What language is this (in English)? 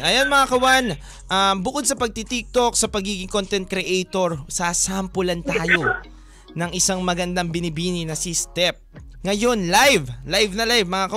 Filipino